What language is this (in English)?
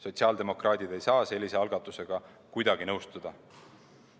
Estonian